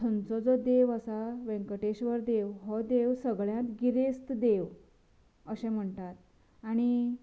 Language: Konkani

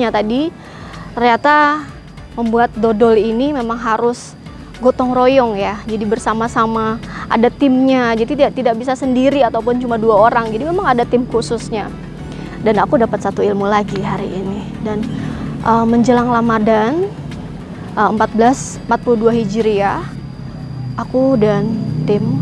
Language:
Indonesian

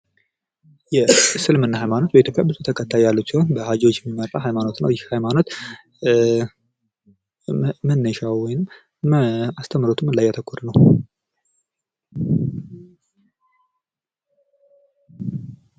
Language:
Amharic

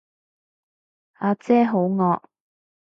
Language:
Cantonese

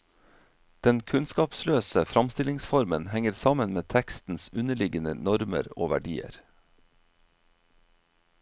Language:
Norwegian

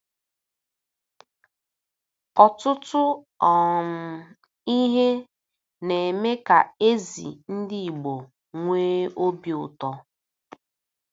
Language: Igbo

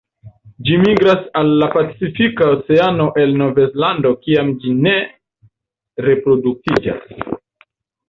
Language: Esperanto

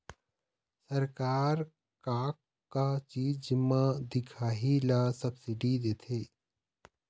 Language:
Chhattisgarhi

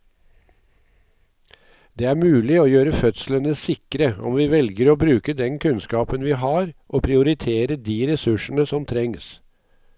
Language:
Norwegian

